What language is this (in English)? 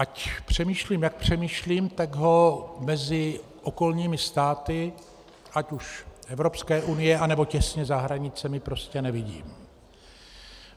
Czech